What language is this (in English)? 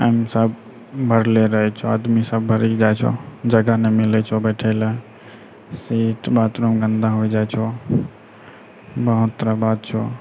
Maithili